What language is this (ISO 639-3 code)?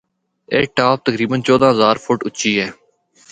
hno